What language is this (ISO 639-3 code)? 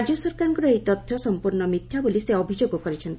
ori